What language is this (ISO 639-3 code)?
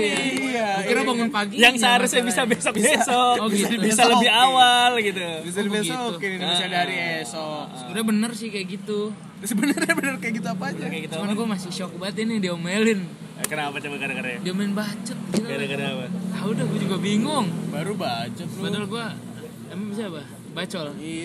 ind